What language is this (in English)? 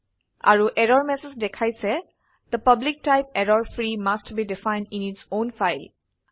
Assamese